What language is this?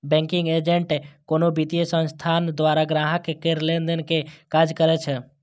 Maithili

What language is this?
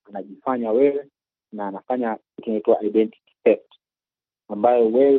Swahili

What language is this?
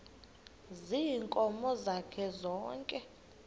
Xhosa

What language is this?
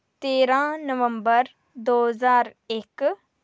Dogri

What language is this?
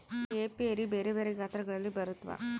Kannada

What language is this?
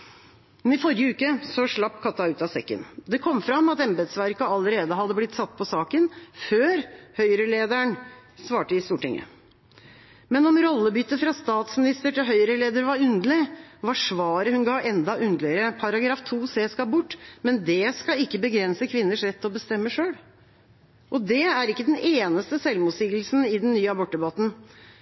Norwegian Bokmål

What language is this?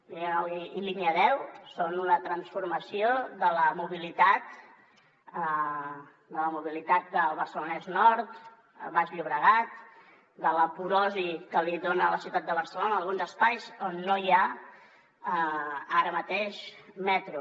Catalan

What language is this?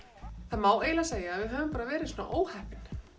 Icelandic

